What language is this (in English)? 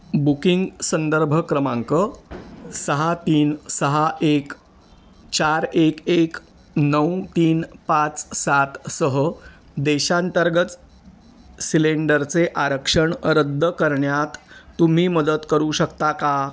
Marathi